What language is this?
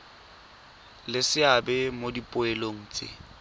Tswana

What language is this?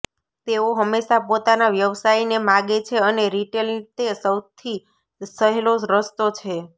Gujarati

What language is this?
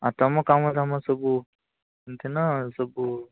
Odia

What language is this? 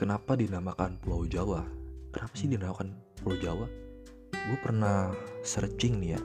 Indonesian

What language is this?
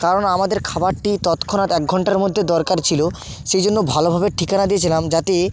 Bangla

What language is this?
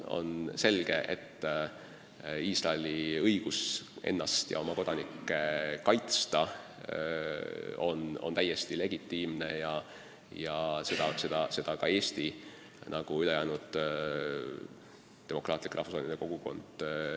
Estonian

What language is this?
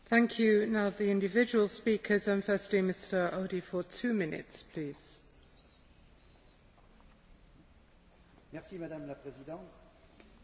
French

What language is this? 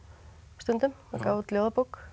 Icelandic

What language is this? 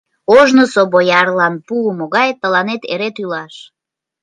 Mari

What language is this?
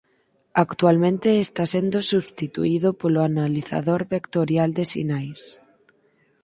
Galician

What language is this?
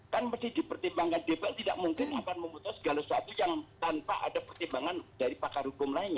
Indonesian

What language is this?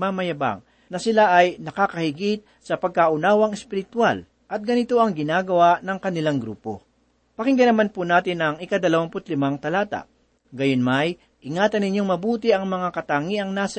Filipino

